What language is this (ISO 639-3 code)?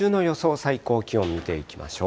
jpn